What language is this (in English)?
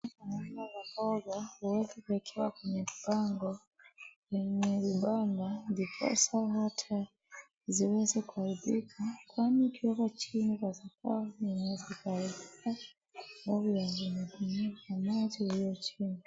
Swahili